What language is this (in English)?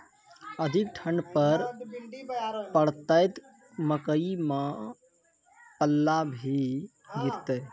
Maithili